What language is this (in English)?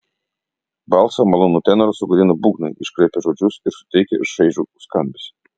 Lithuanian